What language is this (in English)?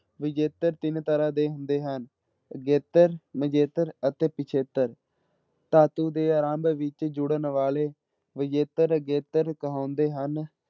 Punjabi